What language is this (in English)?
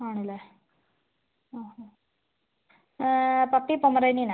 Malayalam